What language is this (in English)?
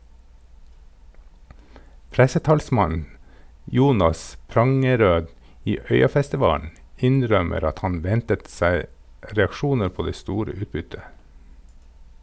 Norwegian